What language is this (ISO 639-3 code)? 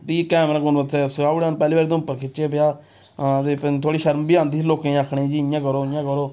doi